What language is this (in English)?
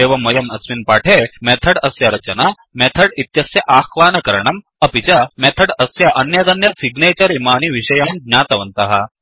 Sanskrit